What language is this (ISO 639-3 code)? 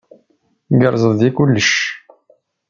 kab